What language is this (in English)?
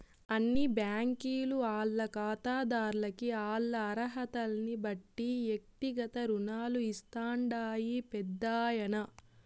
Telugu